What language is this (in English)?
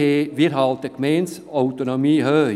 Swiss German